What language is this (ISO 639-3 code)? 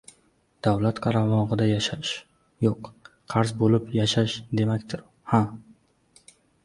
uzb